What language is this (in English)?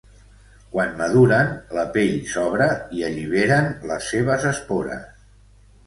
Catalan